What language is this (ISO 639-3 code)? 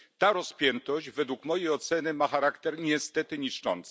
pol